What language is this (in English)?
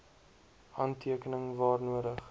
Afrikaans